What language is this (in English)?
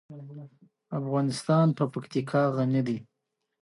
Pashto